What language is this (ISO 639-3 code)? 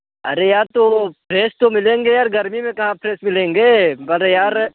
hin